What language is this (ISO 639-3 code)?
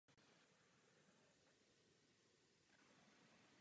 ces